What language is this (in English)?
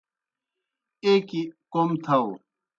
Kohistani Shina